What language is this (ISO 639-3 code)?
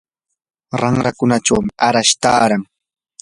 qur